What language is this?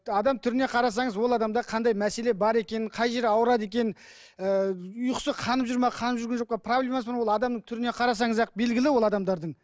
Kazakh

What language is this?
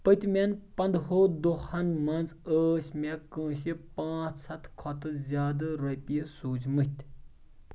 Kashmiri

